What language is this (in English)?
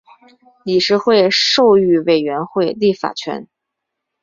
Chinese